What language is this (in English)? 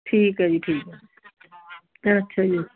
Punjabi